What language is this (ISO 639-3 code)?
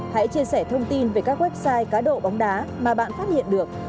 vie